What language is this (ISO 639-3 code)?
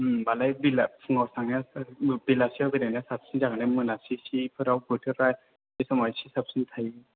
brx